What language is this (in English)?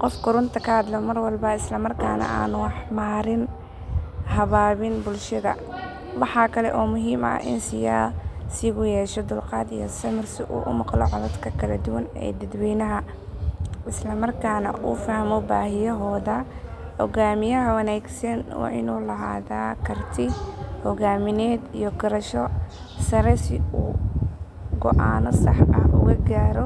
Somali